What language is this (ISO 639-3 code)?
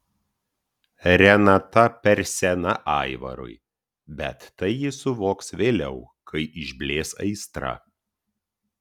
lit